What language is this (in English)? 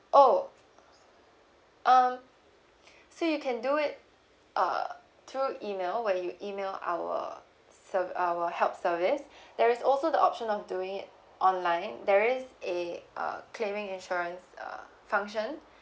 English